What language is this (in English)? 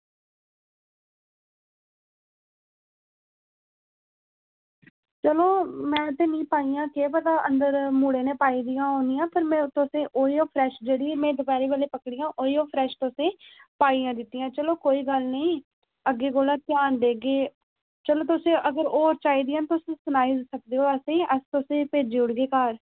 Dogri